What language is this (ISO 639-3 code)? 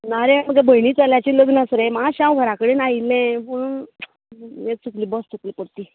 kok